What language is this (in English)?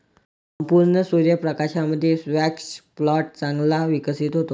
Marathi